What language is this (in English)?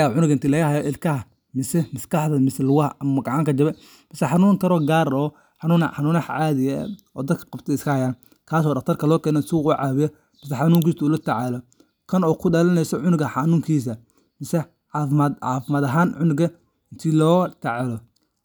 Somali